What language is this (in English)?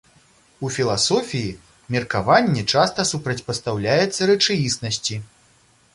Belarusian